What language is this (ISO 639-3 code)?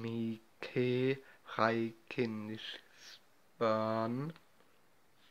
deu